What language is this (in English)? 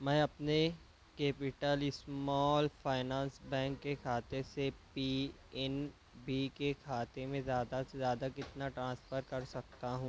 Urdu